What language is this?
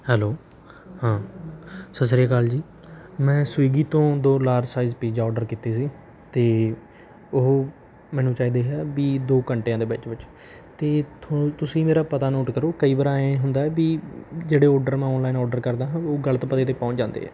Punjabi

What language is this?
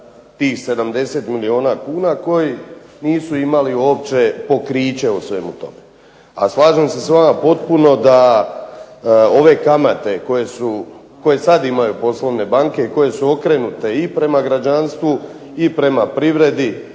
Croatian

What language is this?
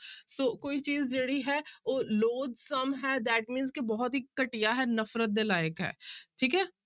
Punjabi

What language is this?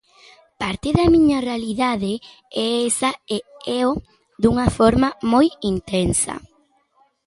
Galician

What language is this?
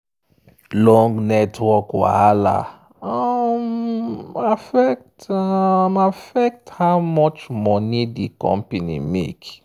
Nigerian Pidgin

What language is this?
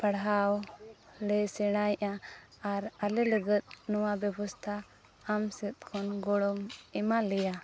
Santali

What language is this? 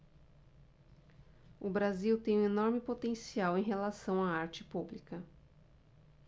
Portuguese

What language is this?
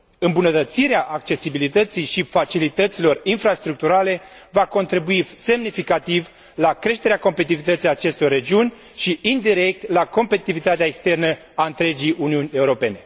Romanian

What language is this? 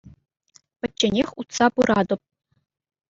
Chuvash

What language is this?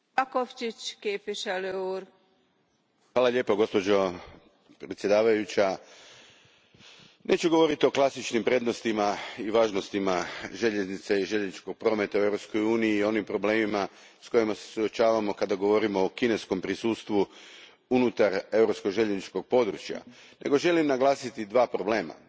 Croatian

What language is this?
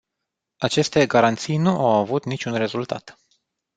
Romanian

